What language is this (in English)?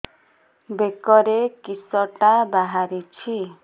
Odia